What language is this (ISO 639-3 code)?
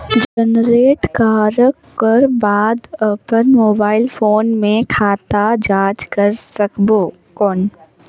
hne